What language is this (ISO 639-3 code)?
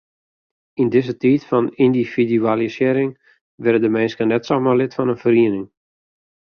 fry